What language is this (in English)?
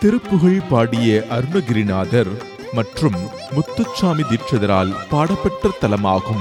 Tamil